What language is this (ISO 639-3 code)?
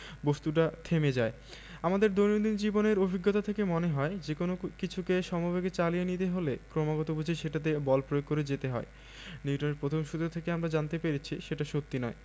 ben